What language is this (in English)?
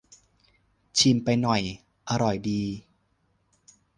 Thai